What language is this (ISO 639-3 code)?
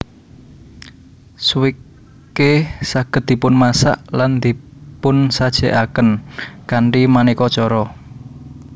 jav